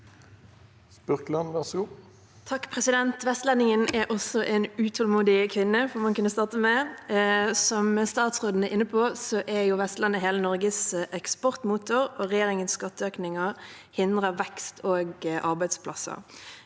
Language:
Norwegian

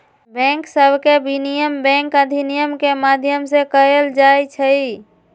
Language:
Magahi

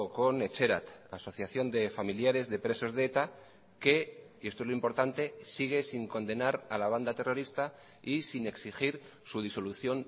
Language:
Spanish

